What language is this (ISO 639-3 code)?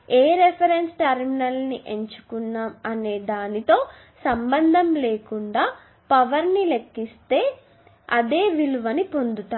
tel